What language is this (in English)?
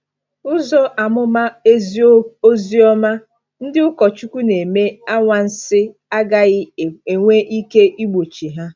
Igbo